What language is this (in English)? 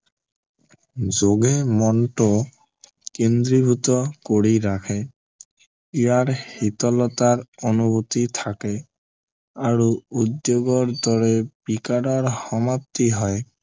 Assamese